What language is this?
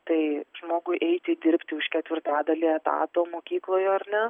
Lithuanian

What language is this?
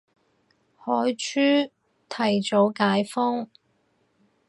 Cantonese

